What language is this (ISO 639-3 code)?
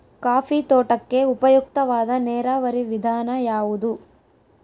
kan